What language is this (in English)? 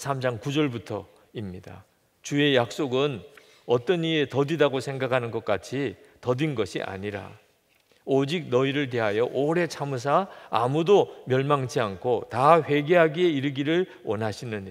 Korean